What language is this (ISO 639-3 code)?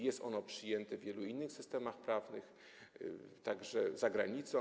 pol